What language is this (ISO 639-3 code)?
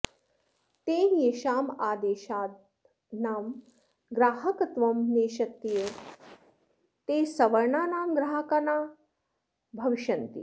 san